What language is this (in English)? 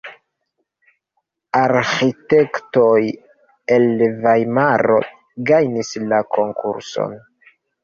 Esperanto